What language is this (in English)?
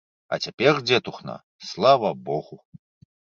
Belarusian